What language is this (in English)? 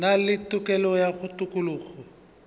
Northern Sotho